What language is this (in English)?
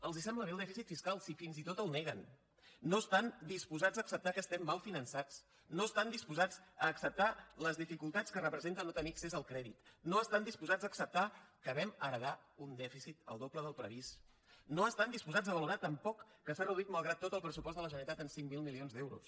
Catalan